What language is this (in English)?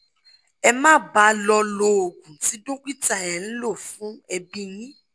Yoruba